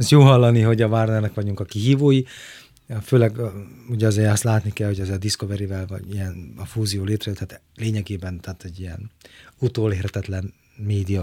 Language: Hungarian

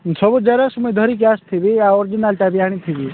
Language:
Odia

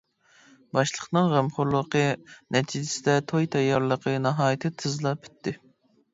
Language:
Uyghur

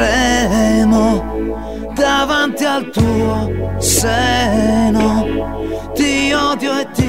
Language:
Italian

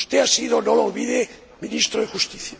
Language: Spanish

